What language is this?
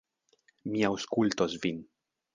Esperanto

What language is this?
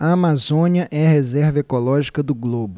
Portuguese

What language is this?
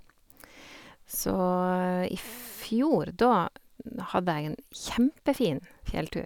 Norwegian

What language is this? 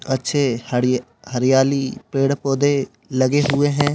Hindi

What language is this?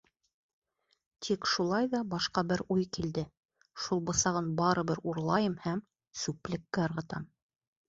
Bashkir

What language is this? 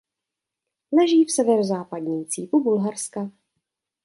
Czech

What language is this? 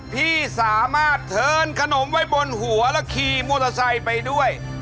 Thai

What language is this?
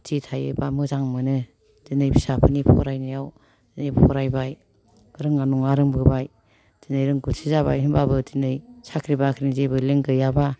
Bodo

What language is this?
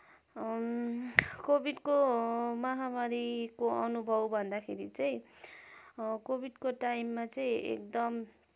Nepali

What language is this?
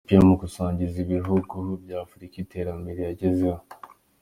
Kinyarwanda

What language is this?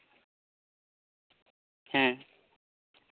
Santali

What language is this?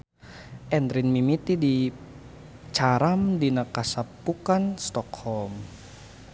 Sundanese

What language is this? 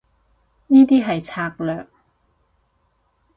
Cantonese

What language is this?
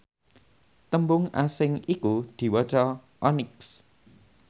Javanese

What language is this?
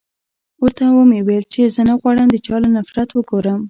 Pashto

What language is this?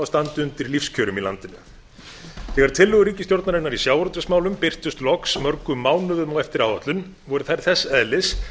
Icelandic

